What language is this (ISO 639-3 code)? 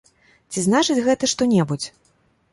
bel